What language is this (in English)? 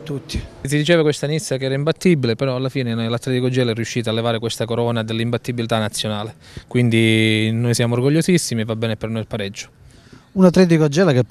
Italian